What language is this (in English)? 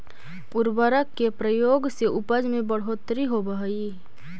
Magahi